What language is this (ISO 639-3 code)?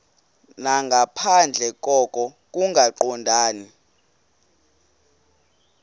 xho